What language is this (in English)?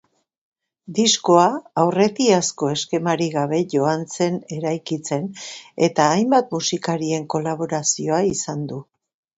Basque